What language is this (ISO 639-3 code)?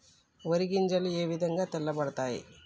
tel